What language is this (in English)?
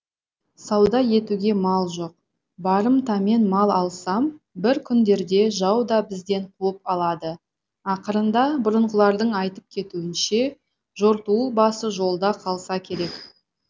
Kazakh